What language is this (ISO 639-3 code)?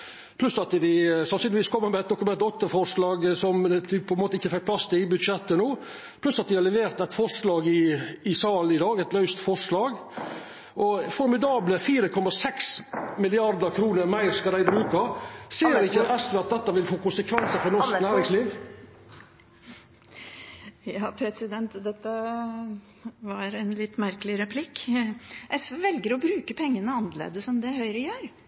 nor